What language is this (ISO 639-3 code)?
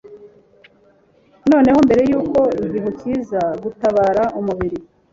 kin